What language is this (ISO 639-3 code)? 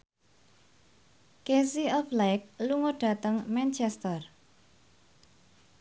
jav